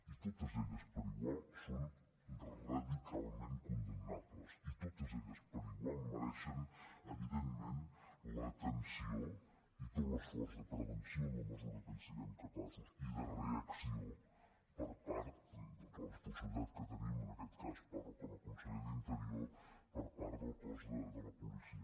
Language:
Catalan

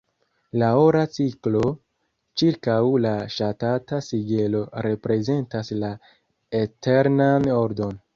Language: Esperanto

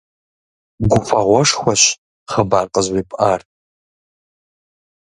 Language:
Kabardian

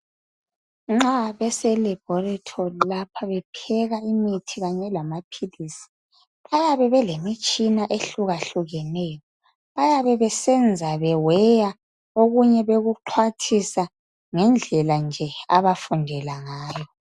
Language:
North Ndebele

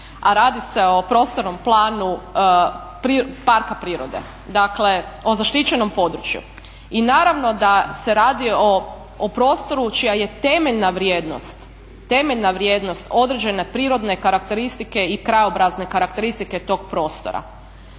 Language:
Croatian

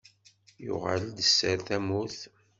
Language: Kabyle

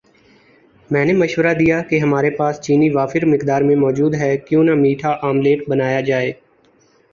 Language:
Urdu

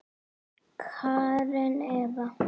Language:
Icelandic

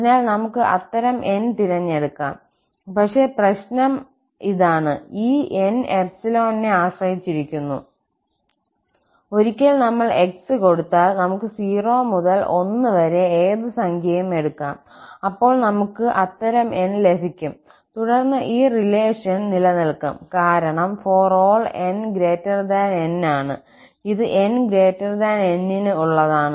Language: Malayalam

